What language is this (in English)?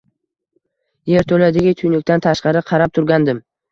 Uzbek